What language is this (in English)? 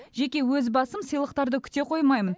Kazakh